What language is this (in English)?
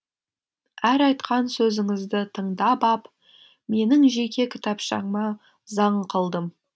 Kazakh